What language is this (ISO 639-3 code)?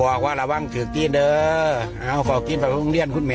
tha